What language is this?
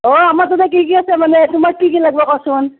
Assamese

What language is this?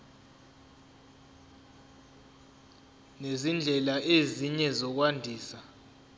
Zulu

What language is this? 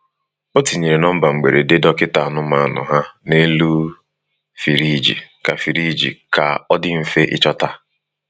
Igbo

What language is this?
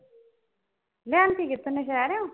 Punjabi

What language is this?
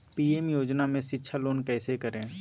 Magahi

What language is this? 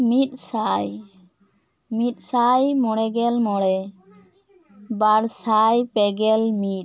Santali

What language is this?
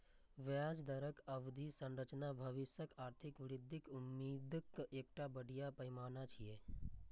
Maithili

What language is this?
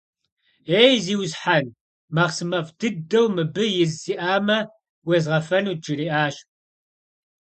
Kabardian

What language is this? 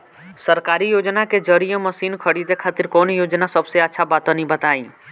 Bhojpuri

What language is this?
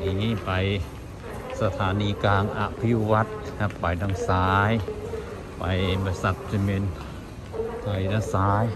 Thai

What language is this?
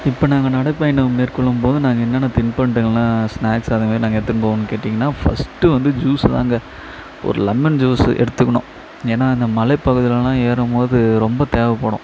Tamil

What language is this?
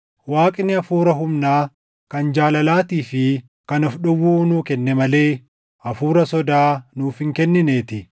Oromo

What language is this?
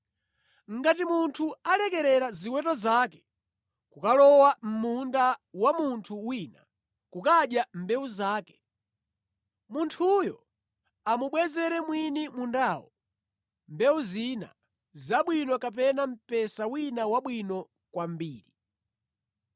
Nyanja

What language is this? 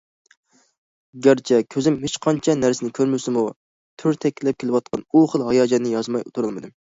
Uyghur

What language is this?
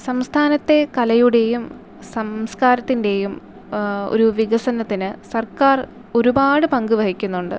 Malayalam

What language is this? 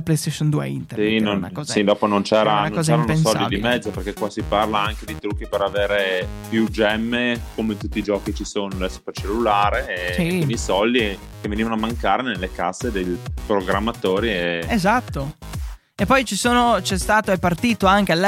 Italian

